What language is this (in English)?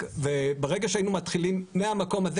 Hebrew